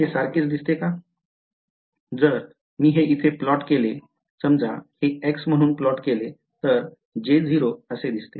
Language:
Marathi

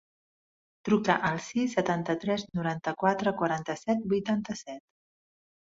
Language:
Catalan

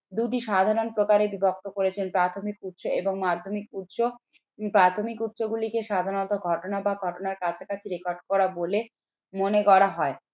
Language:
Bangla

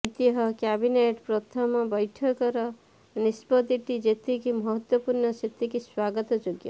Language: Odia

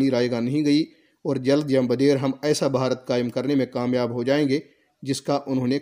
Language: Urdu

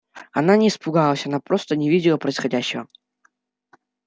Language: Russian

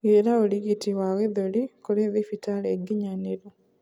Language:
Kikuyu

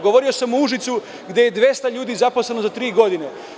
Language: Serbian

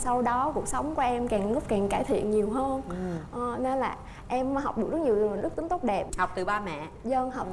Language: Vietnamese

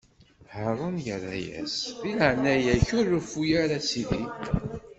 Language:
Kabyle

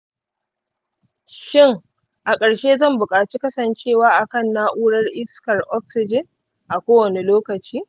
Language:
Hausa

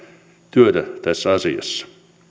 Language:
Finnish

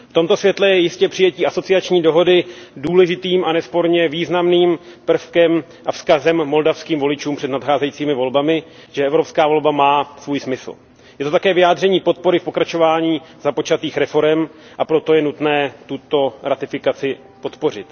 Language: Czech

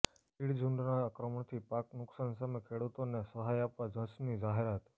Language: Gujarati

